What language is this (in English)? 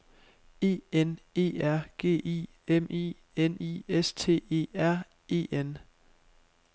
Danish